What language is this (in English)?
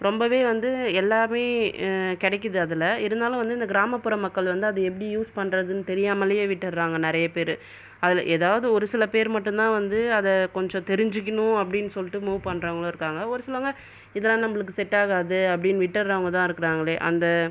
Tamil